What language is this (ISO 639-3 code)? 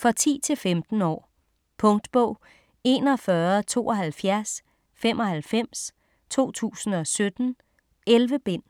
dan